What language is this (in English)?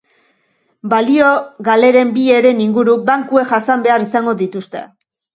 Basque